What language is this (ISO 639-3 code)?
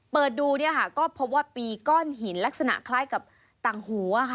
tha